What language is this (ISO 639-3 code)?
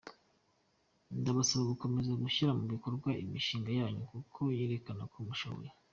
kin